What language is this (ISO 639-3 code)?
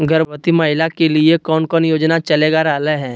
mag